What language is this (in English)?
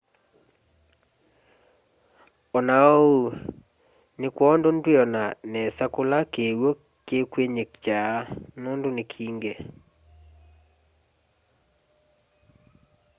Kamba